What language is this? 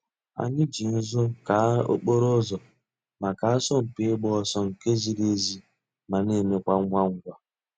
Igbo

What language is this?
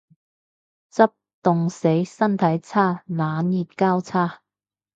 Cantonese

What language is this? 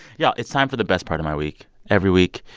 English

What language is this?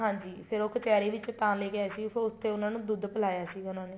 Punjabi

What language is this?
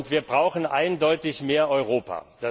German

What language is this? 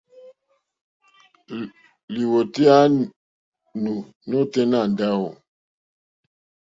Mokpwe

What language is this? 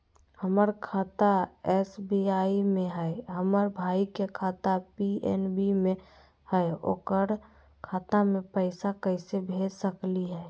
Magahi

